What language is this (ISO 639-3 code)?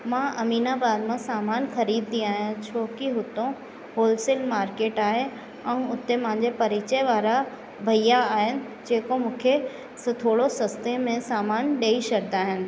snd